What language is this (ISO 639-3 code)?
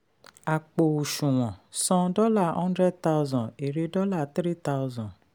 yor